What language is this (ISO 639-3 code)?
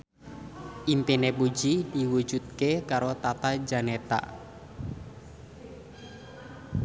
jav